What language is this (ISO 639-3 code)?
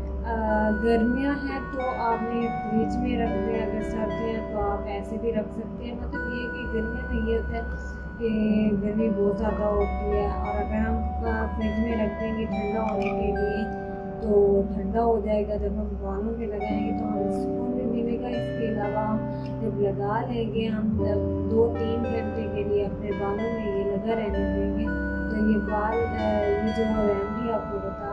hin